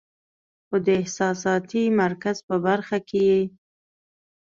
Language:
Pashto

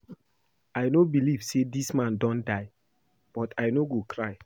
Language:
Nigerian Pidgin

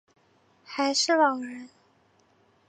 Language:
Chinese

